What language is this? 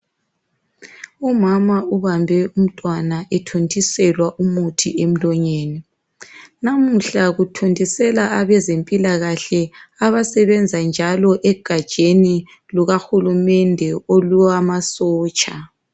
North Ndebele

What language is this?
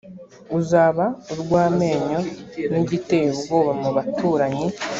Kinyarwanda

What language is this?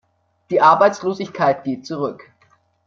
German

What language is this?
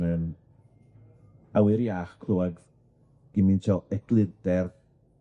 Welsh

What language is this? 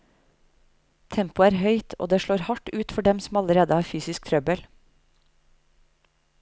Norwegian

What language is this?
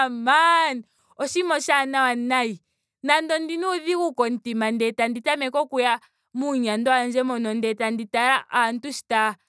Ndonga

